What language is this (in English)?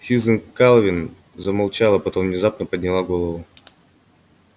Russian